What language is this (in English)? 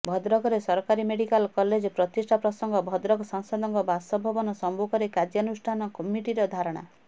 Odia